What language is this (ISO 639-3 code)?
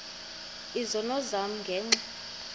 xho